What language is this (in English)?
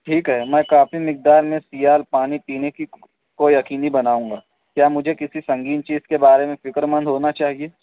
Urdu